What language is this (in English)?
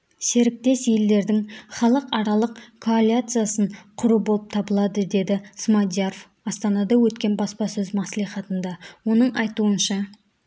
Kazakh